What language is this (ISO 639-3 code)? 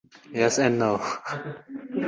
uzb